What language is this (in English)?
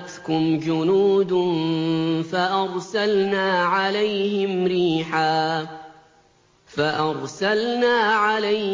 Arabic